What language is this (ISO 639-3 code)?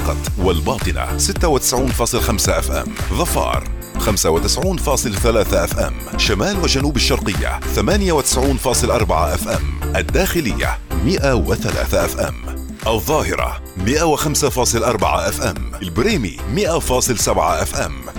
ara